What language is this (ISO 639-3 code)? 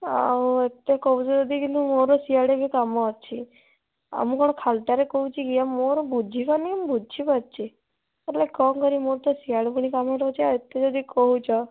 ori